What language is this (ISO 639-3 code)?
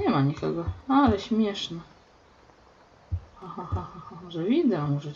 pol